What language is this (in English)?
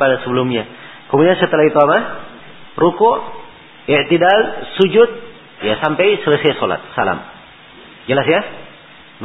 Malay